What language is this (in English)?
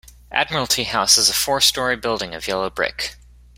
English